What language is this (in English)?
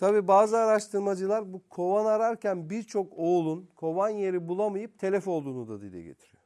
Turkish